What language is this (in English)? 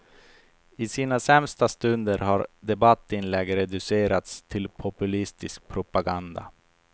Swedish